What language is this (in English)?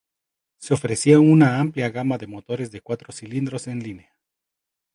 Spanish